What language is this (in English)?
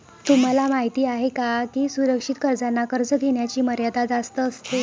Marathi